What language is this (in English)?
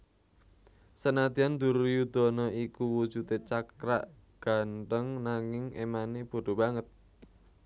Javanese